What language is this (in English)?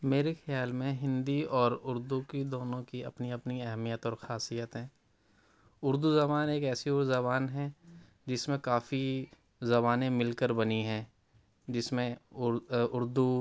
Urdu